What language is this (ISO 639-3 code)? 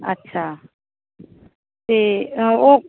pan